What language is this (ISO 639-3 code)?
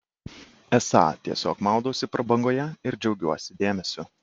lit